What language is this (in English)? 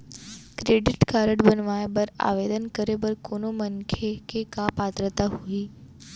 Chhattisgarhi